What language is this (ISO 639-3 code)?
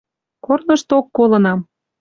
mrj